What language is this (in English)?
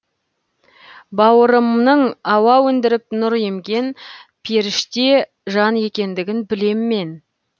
Kazakh